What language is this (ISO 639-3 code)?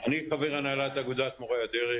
heb